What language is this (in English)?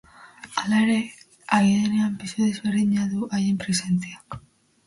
Basque